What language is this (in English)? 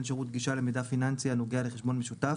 Hebrew